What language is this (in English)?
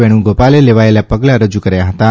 Gujarati